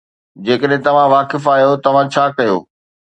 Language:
Sindhi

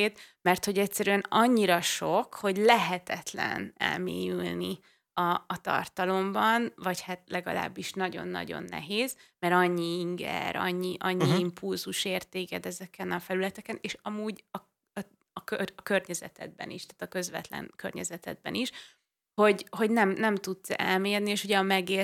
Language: Hungarian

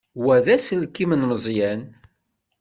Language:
Kabyle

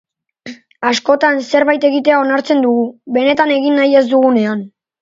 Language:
Basque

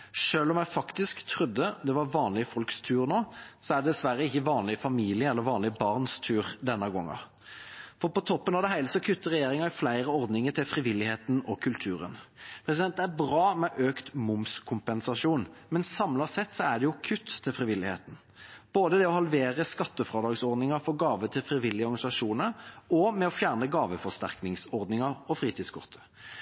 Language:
Norwegian Bokmål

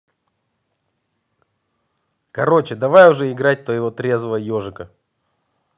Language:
Russian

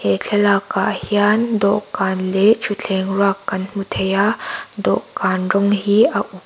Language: Mizo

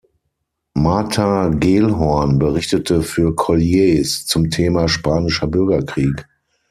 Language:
German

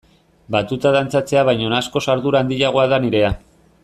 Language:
Basque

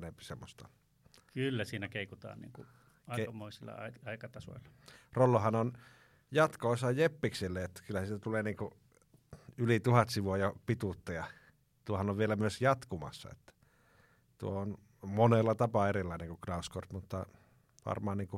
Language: Finnish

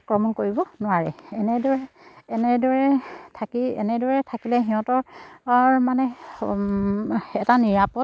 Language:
Assamese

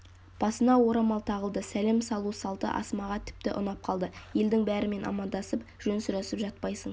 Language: Kazakh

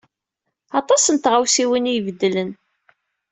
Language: Kabyle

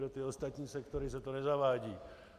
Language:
Czech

